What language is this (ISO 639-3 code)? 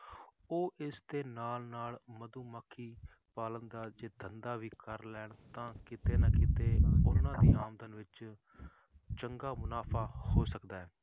pan